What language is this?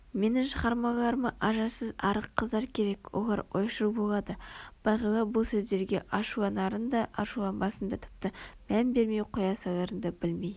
Kazakh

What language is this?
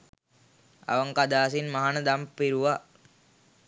Sinhala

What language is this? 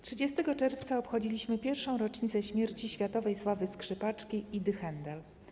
Polish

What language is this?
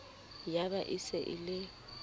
Southern Sotho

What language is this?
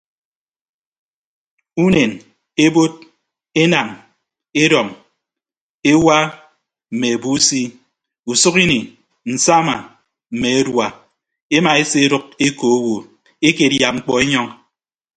Ibibio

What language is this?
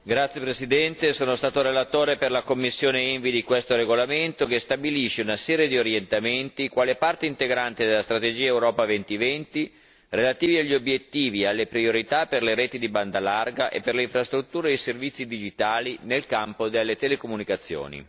Italian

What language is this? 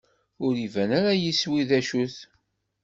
Kabyle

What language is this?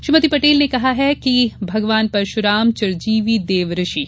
Hindi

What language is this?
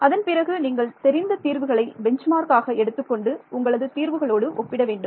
Tamil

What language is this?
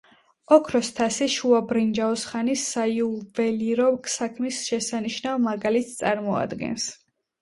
Georgian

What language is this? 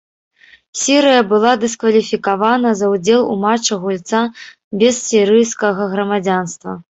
Belarusian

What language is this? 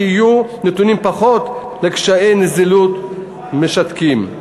Hebrew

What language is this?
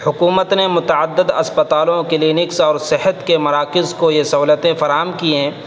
Urdu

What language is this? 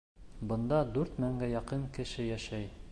Bashkir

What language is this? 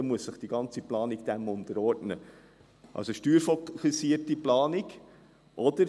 Swiss German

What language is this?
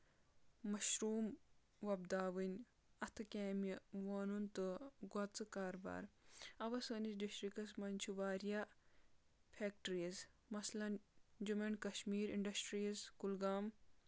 Kashmiri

